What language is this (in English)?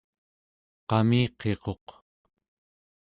Central Yupik